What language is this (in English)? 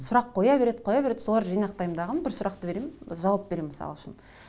Kazakh